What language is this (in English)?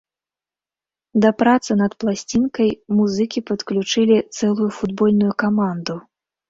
Belarusian